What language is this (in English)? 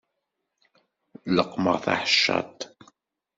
Kabyle